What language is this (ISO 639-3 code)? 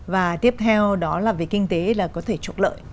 vie